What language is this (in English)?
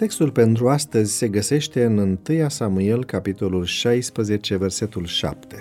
Romanian